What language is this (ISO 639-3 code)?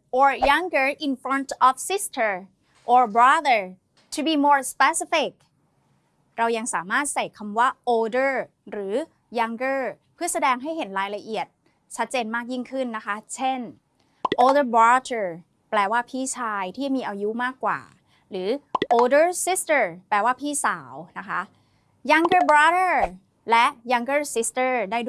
tha